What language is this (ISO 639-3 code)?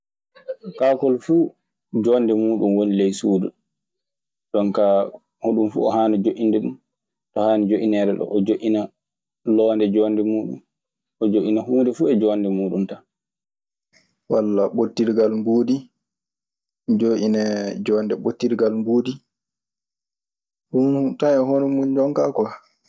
ffm